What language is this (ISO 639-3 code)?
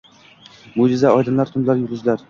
uzb